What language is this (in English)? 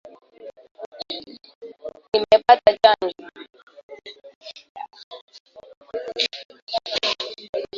Swahili